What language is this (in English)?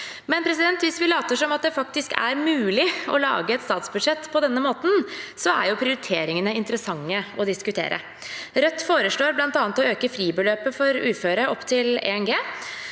Norwegian